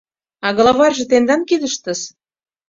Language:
Mari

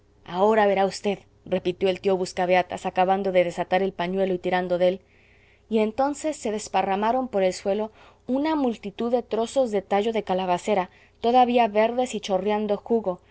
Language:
Spanish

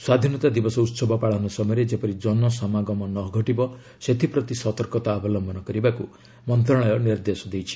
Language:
Odia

